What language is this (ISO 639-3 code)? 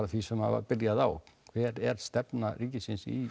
isl